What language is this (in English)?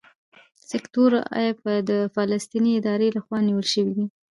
Pashto